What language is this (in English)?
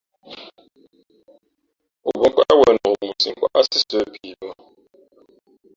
Fe'fe'